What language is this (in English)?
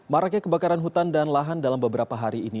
Indonesian